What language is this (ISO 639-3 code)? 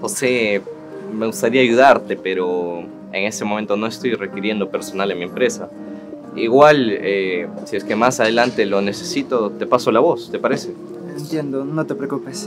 spa